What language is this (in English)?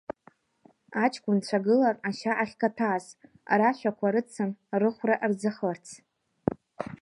Abkhazian